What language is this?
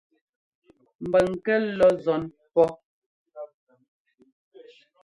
Ngomba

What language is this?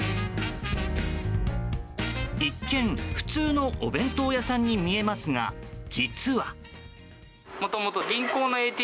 Japanese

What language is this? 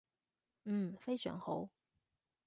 Cantonese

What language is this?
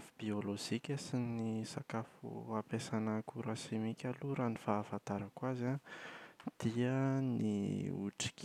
Malagasy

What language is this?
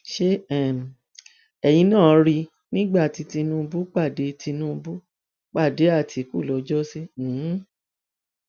Yoruba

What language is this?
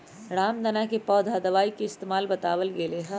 Magahi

